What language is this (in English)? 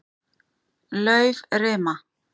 Icelandic